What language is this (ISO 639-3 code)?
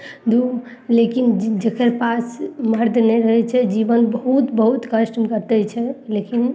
mai